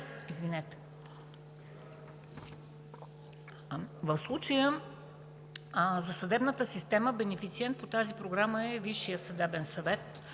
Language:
Bulgarian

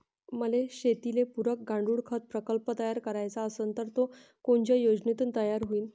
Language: Marathi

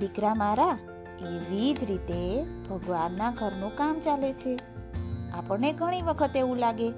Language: Gujarati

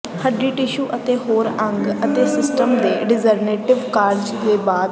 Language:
Punjabi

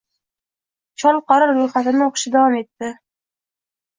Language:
Uzbek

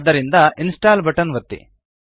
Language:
Kannada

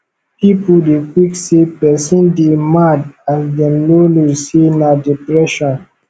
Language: Nigerian Pidgin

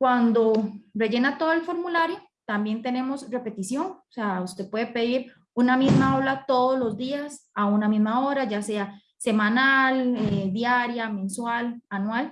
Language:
Spanish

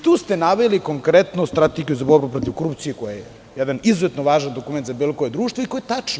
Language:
Serbian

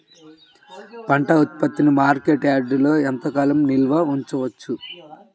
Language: Telugu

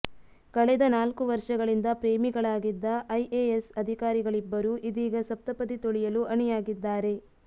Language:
Kannada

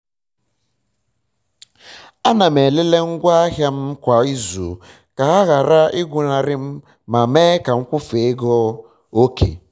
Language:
Igbo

